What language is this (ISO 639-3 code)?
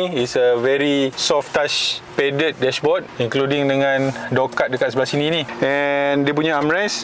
msa